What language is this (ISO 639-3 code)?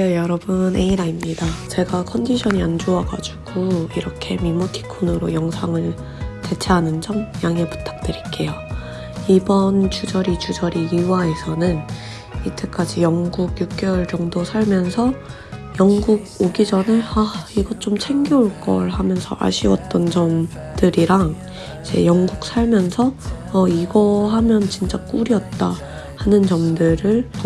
kor